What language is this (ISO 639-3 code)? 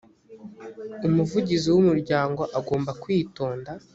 kin